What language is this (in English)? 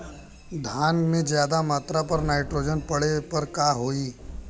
Bhojpuri